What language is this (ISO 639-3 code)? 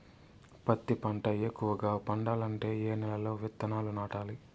tel